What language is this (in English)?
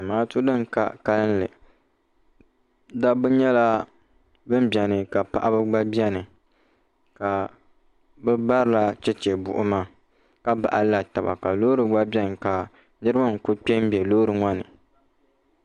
Dagbani